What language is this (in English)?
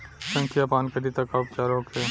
Bhojpuri